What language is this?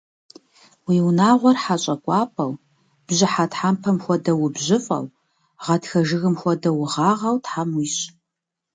Kabardian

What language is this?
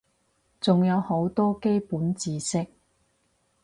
Cantonese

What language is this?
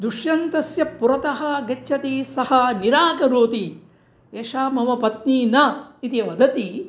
Sanskrit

